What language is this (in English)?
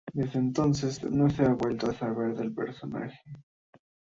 Spanish